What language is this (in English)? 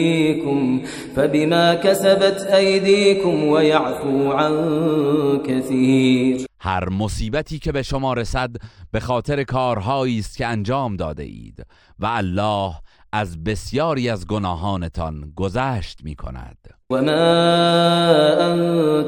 Persian